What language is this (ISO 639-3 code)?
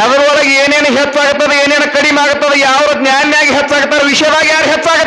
kan